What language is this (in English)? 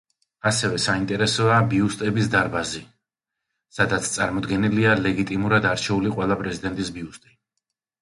Georgian